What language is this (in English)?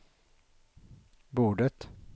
Swedish